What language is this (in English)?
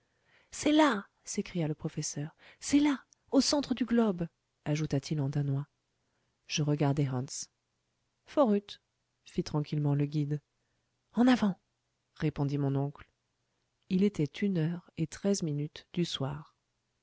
French